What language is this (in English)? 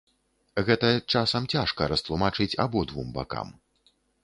Belarusian